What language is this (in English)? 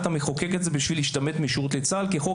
Hebrew